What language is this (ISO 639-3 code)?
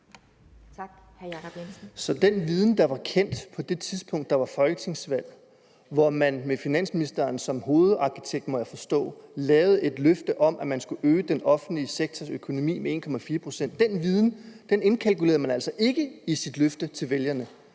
dan